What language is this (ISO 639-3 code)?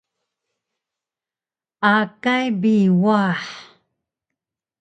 trv